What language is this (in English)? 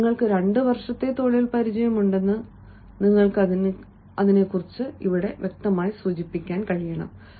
Malayalam